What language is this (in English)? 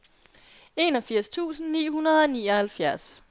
Danish